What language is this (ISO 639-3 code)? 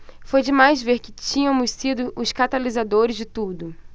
por